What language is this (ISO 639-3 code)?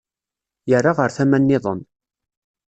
kab